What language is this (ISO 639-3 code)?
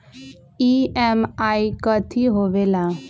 mag